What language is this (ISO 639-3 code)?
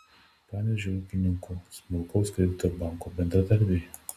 lit